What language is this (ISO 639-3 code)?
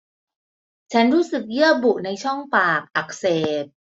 tha